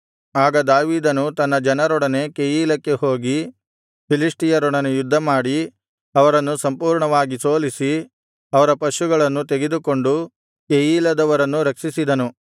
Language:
Kannada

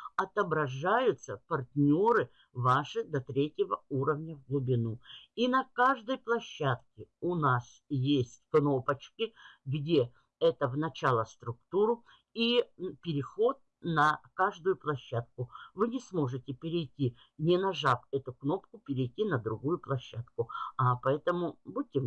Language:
Russian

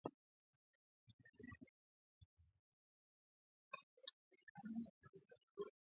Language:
Swahili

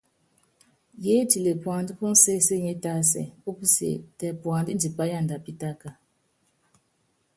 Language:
Yangben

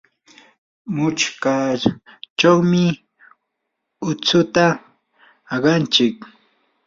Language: Yanahuanca Pasco Quechua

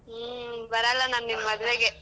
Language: Kannada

